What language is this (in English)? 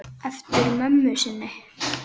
Icelandic